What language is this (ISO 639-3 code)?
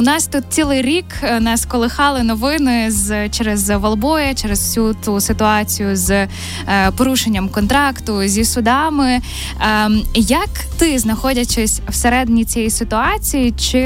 ukr